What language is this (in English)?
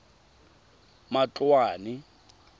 Tswana